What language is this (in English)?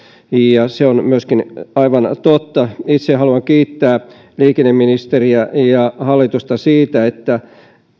Finnish